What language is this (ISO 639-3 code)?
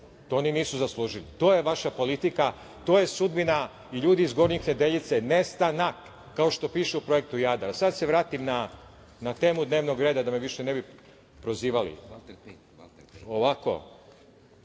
srp